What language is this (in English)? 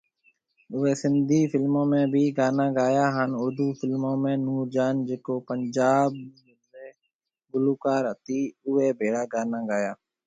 Marwari (Pakistan)